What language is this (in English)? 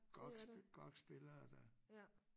Danish